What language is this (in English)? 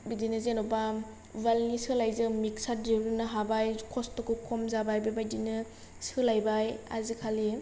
Bodo